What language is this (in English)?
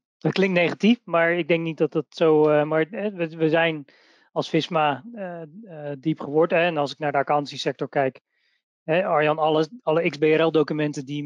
Dutch